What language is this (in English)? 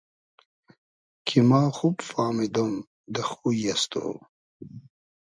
Hazaragi